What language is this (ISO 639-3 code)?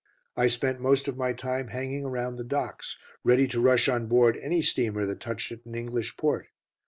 eng